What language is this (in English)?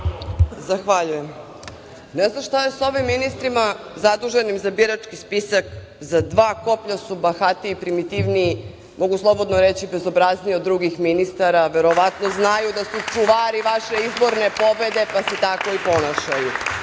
Serbian